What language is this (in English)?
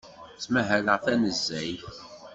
Kabyle